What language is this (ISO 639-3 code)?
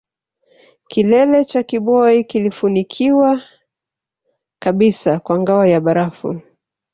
swa